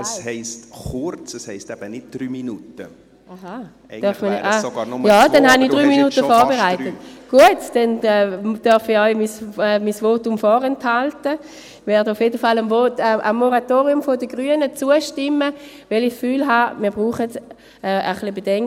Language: Swiss German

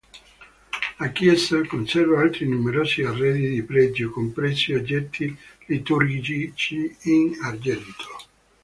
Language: Italian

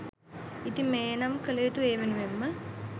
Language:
Sinhala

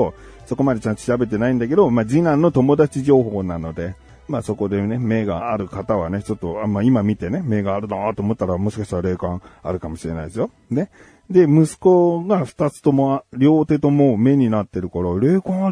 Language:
Japanese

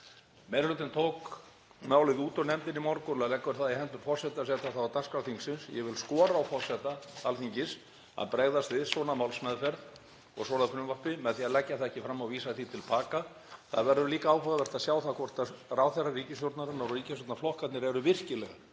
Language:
Icelandic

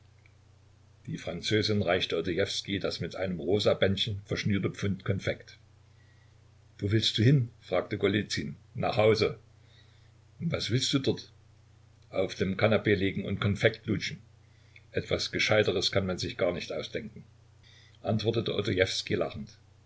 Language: German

